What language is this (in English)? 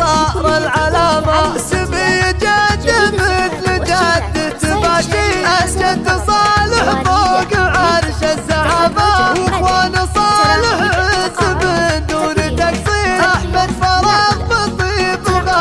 Arabic